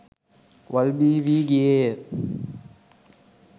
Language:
Sinhala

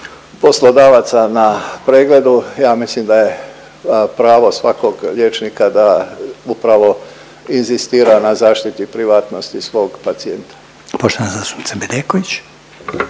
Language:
Croatian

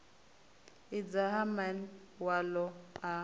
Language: Venda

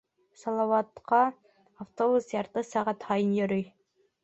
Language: Bashkir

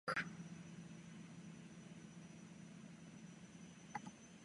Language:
Czech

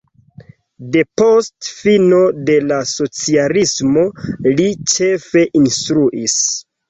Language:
Esperanto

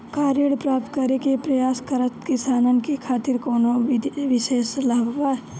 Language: Bhojpuri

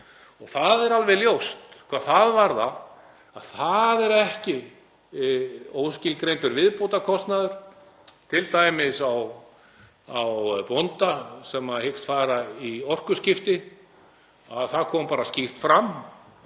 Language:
Icelandic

